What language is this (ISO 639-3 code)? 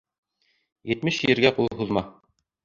bak